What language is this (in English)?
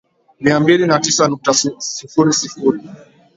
Swahili